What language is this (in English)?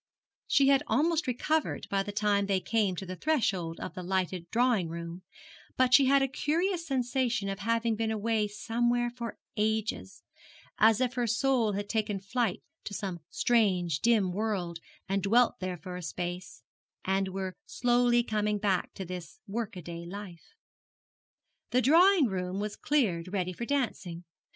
English